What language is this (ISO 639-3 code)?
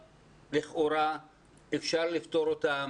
heb